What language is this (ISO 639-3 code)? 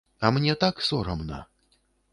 bel